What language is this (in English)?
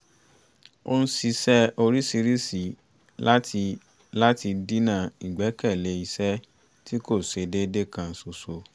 Yoruba